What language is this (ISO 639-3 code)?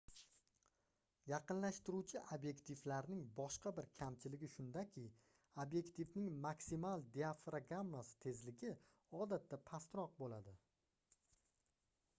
uzb